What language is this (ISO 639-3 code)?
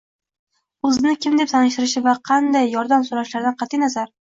uzb